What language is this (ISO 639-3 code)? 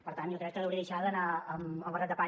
cat